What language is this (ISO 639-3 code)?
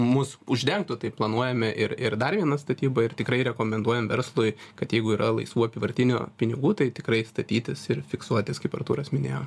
lit